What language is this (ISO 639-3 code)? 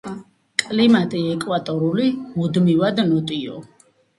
kat